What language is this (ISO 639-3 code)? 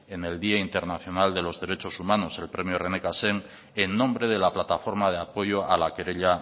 spa